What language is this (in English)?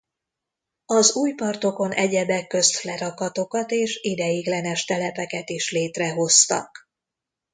Hungarian